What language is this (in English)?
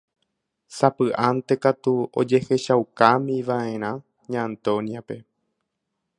Guarani